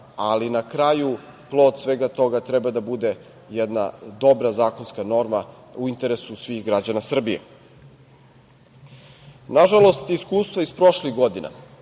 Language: Serbian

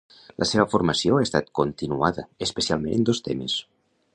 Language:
Catalan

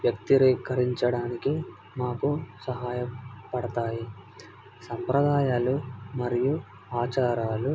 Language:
Telugu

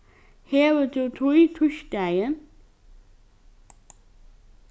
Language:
Faroese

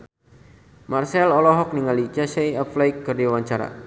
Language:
Sundanese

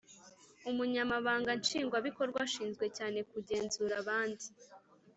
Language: Kinyarwanda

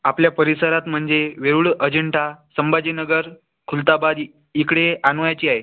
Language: Marathi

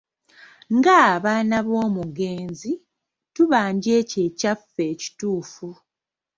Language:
Ganda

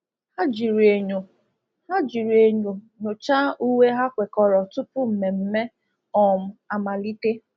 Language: Igbo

